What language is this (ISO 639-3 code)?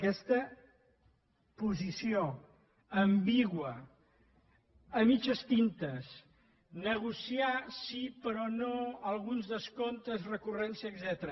cat